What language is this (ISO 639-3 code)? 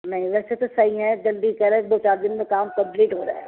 urd